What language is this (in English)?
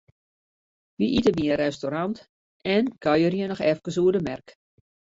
Western Frisian